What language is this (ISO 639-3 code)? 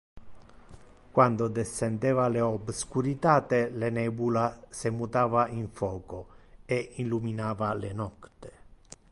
ina